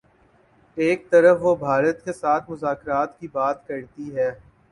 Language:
Urdu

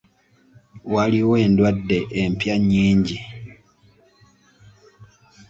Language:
Ganda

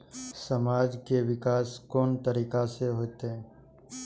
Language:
Maithili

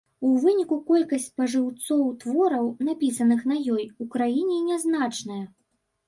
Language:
Belarusian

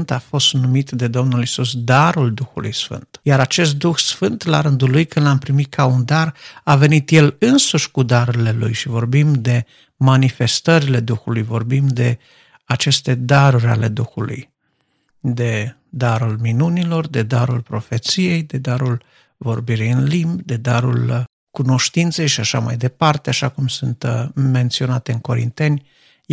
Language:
Romanian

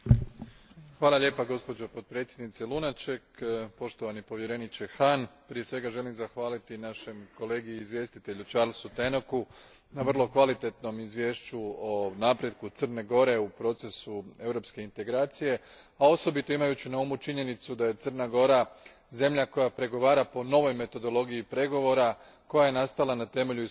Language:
Croatian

